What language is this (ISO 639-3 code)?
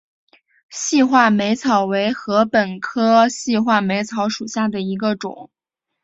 zho